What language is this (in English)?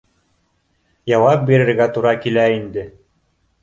Bashkir